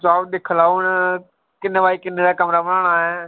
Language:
Dogri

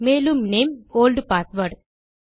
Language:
Tamil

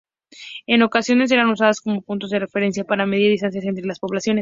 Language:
Spanish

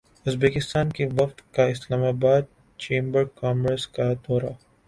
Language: Urdu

